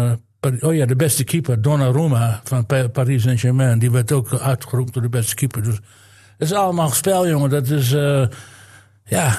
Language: Dutch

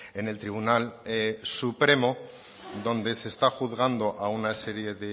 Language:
Spanish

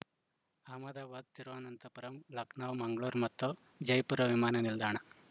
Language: Kannada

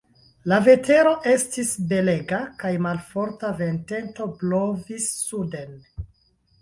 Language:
Esperanto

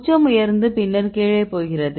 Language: Tamil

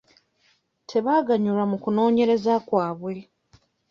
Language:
Ganda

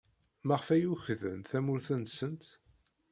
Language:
Kabyle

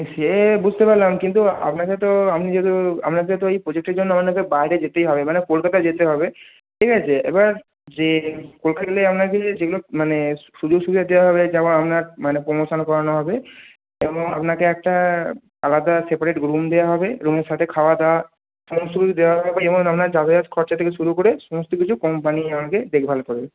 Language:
Bangla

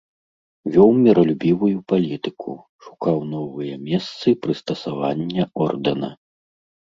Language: Belarusian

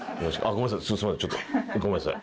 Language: Japanese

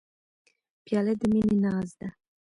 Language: Pashto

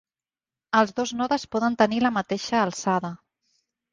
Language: Catalan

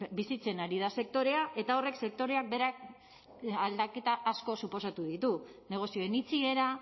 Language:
Basque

